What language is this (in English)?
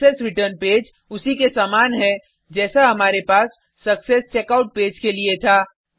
Hindi